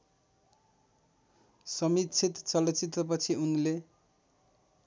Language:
Nepali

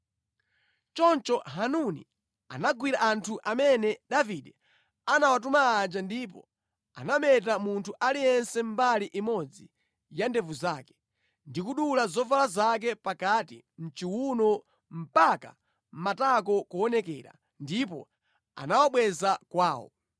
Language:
Nyanja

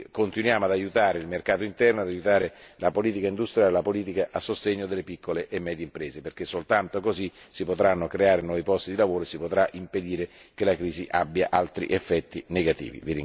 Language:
Italian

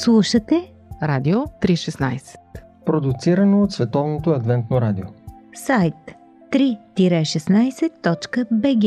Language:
Bulgarian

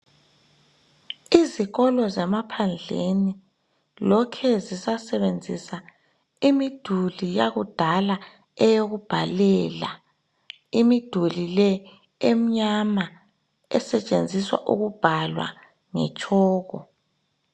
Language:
North Ndebele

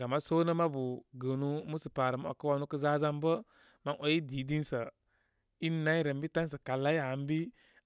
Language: Koma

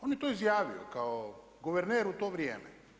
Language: Croatian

